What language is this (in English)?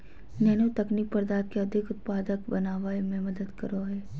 Magahi